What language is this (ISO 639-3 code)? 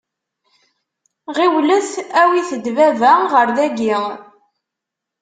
kab